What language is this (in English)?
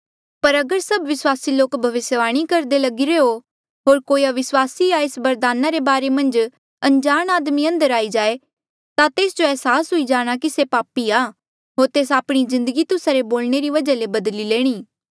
Mandeali